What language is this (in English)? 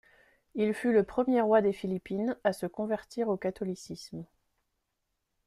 French